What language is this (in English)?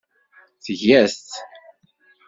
Kabyle